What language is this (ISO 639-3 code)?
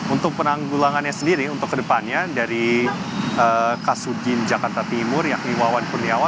ind